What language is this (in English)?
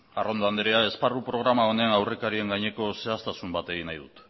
Basque